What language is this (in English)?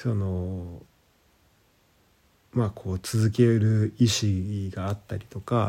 Japanese